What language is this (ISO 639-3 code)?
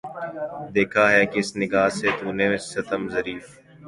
urd